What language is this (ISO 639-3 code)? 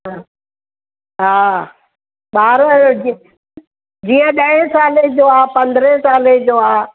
snd